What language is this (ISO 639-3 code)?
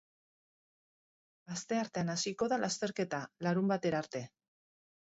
eus